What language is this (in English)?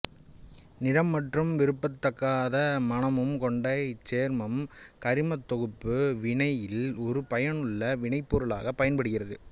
Tamil